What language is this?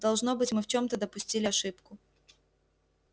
Russian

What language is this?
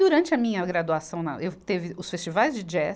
Portuguese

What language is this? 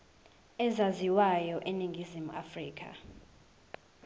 Zulu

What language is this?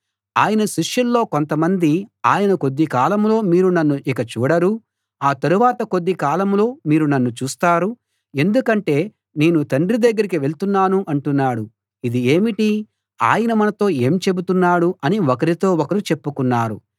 Telugu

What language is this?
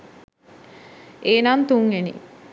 Sinhala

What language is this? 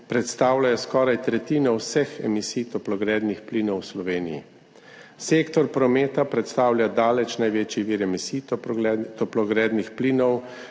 Slovenian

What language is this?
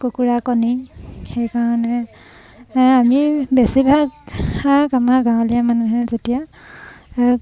Assamese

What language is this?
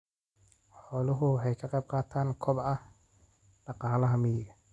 Somali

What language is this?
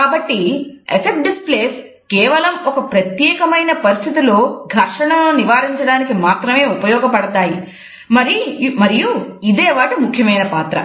Telugu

